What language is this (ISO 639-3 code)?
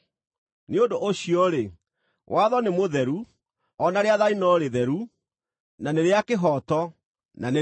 kik